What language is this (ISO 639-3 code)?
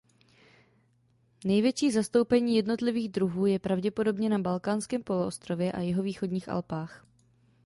ces